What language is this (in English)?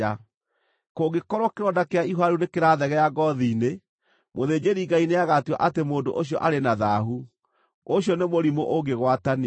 Kikuyu